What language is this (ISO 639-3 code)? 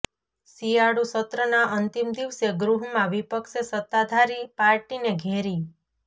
guj